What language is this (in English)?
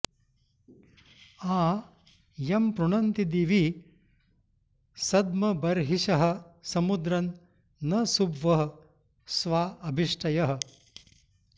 Sanskrit